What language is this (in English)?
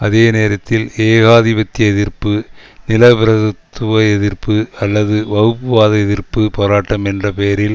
Tamil